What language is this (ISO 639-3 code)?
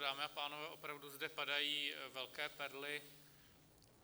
ces